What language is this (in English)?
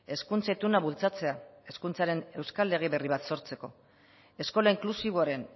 Basque